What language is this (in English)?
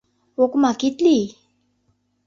Mari